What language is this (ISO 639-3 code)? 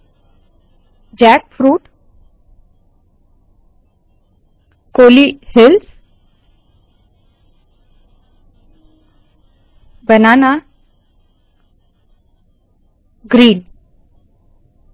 hin